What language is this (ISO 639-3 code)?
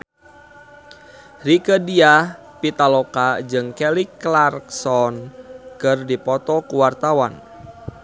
sun